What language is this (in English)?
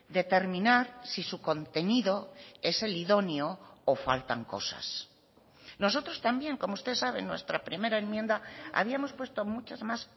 Spanish